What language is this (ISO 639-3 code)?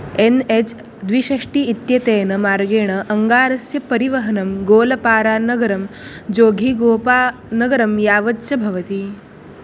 san